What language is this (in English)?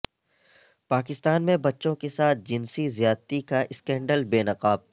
Urdu